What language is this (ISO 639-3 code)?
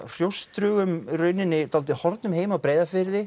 isl